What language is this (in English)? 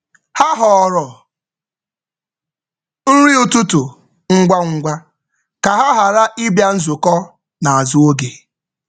Igbo